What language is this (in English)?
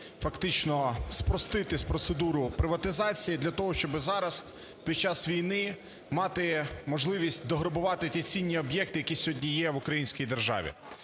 Ukrainian